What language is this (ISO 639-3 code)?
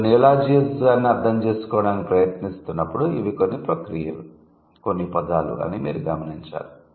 tel